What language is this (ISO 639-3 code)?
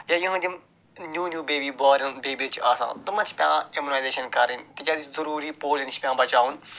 kas